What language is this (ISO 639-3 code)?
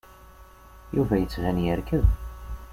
kab